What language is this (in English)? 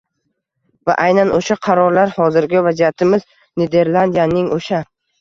Uzbek